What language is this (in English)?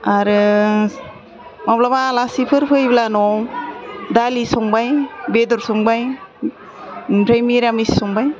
Bodo